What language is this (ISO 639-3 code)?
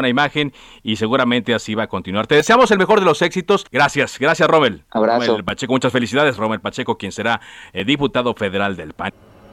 spa